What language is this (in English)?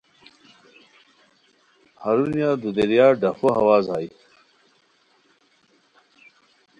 Khowar